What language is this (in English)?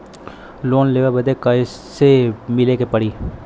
Bhojpuri